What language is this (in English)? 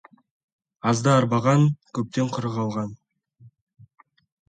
Kazakh